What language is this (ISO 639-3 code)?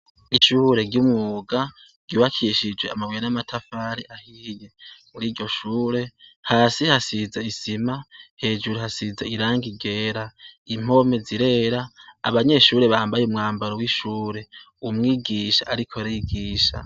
run